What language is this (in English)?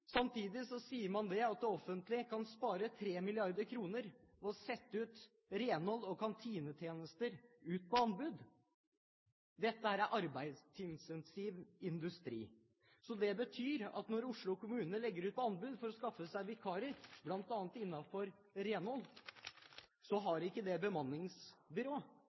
Norwegian Bokmål